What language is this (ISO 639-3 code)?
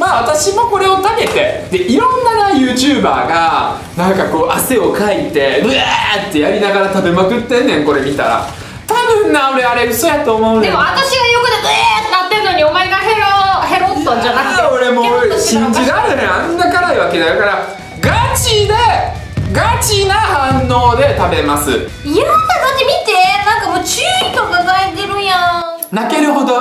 jpn